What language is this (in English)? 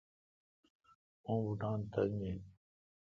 Kalkoti